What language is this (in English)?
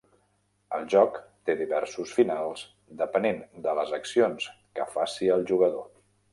Catalan